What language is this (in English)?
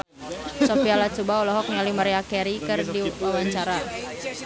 Sundanese